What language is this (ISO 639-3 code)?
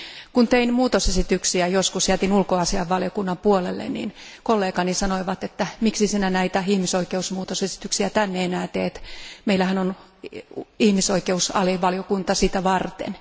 fin